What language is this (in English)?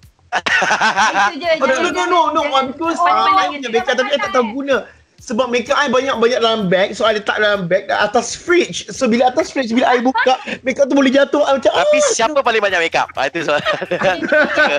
Malay